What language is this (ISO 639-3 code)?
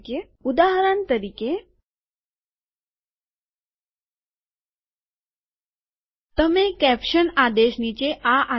guj